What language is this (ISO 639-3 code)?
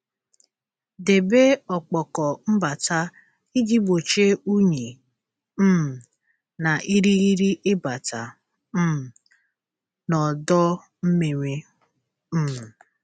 ibo